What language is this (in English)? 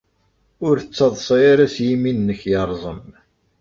Kabyle